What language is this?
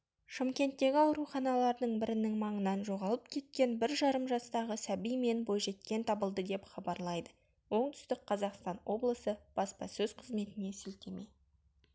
Kazakh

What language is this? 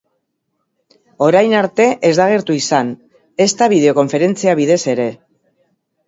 Basque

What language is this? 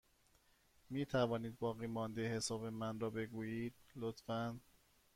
Persian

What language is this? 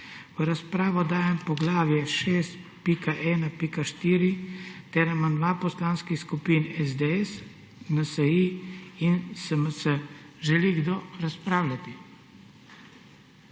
Slovenian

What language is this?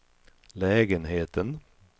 Swedish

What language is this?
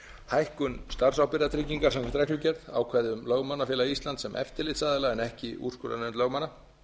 Icelandic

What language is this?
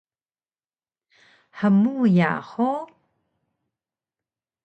Taroko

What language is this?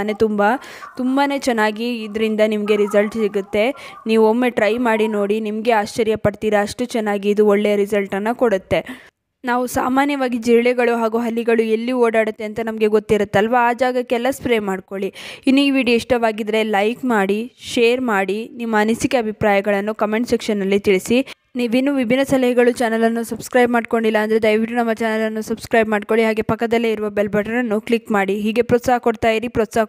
Kannada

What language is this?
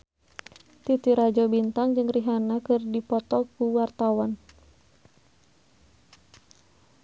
Sundanese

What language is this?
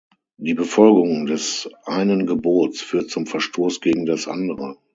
German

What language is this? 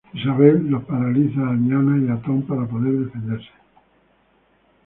Spanish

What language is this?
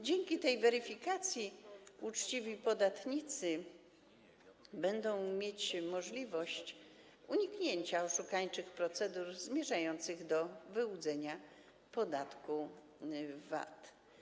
Polish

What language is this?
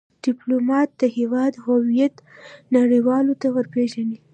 Pashto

